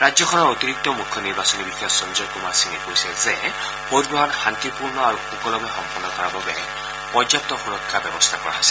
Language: Assamese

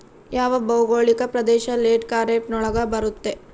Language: Kannada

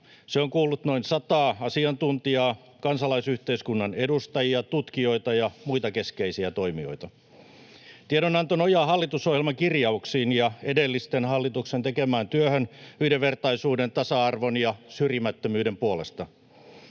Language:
Finnish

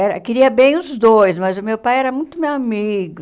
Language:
Portuguese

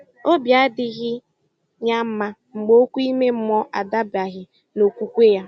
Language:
Igbo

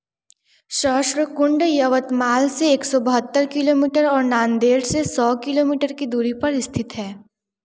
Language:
Hindi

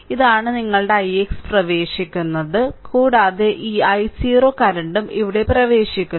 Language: Malayalam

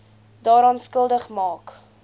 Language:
Afrikaans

